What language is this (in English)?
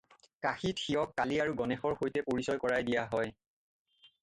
Assamese